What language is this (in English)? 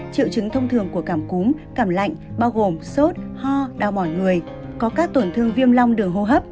Vietnamese